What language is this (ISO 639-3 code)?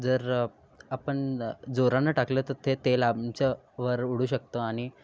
mar